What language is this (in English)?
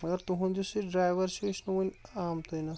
Kashmiri